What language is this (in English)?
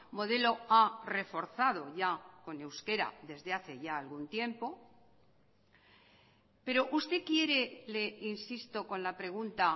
Spanish